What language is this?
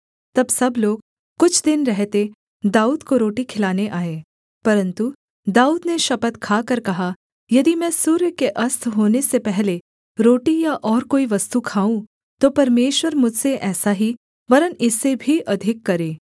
Hindi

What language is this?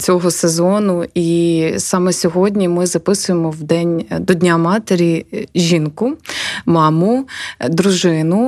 Ukrainian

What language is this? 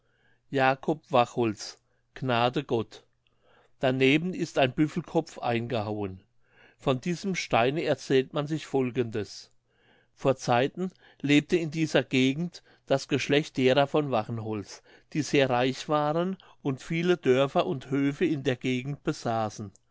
German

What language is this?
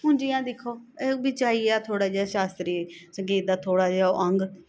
Dogri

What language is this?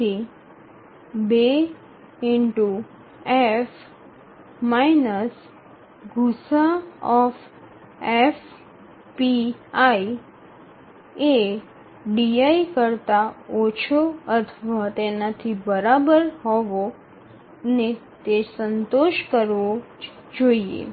Gujarati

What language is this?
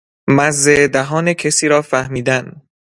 Persian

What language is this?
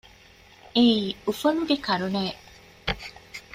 Divehi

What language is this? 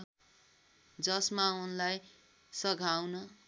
Nepali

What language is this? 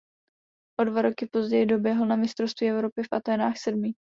Czech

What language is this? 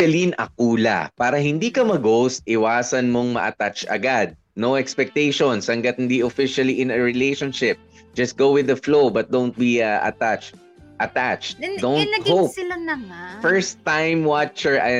Filipino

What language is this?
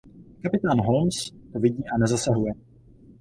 Czech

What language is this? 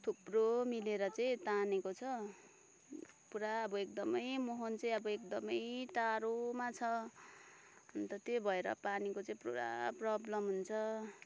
Nepali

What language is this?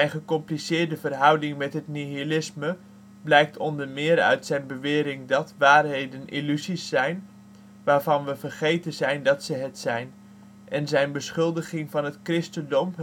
Dutch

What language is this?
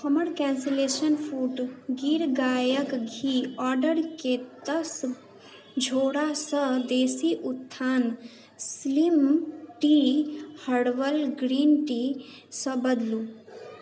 Maithili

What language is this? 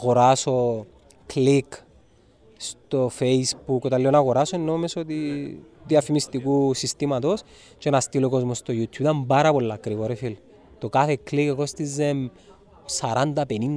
Greek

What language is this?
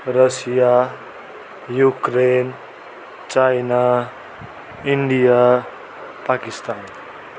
Nepali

